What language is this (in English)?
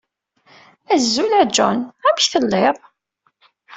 Kabyle